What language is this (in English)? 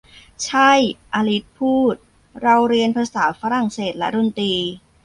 Thai